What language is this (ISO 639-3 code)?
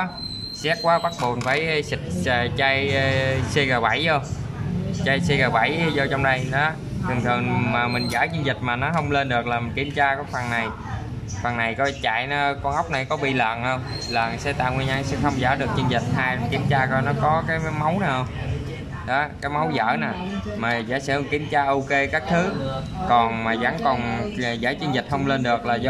vie